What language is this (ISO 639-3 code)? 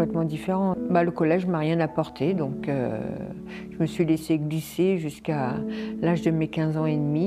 fra